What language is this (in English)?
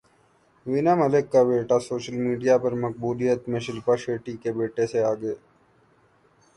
Urdu